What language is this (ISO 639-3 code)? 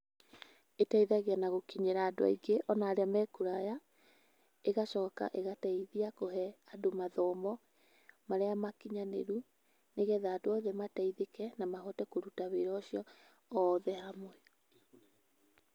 kik